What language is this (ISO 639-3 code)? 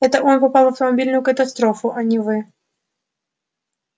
rus